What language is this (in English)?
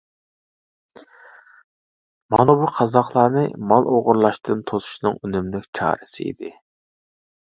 Uyghur